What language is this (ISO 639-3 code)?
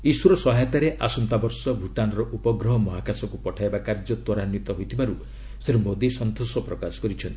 ori